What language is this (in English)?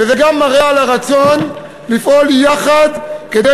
Hebrew